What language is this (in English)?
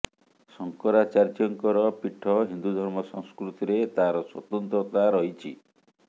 Odia